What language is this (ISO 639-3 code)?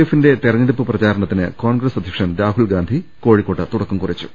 mal